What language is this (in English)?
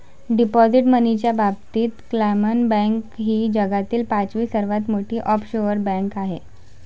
Marathi